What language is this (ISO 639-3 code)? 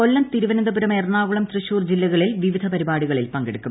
mal